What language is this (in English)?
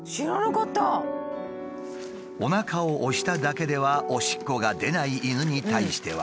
Japanese